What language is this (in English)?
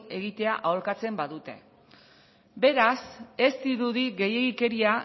Basque